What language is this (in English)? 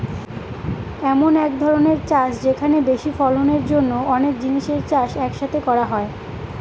Bangla